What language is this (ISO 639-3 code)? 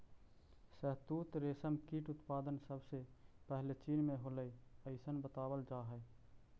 mag